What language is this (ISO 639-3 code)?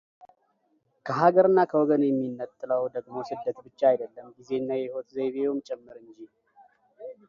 amh